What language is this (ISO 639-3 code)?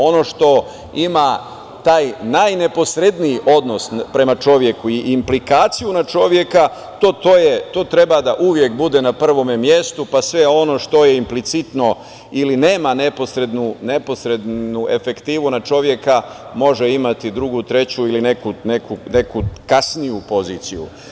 srp